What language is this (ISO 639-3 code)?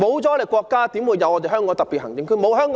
yue